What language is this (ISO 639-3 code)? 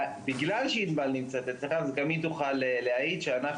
heb